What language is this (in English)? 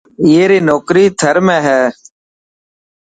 Dhatki